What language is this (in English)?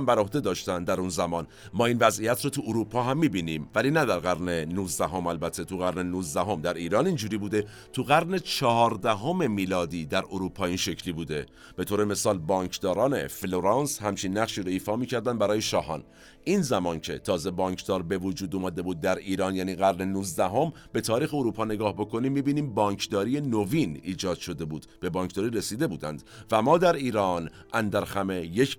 Persian